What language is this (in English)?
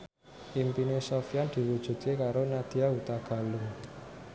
Javanese